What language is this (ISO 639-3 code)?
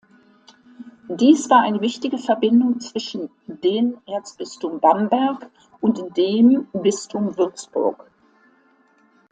deu